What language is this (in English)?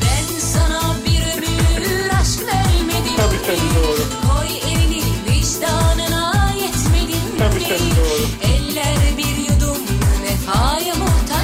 Turkish